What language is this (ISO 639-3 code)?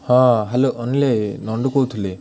ori